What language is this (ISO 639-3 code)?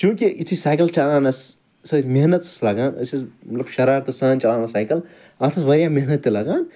kas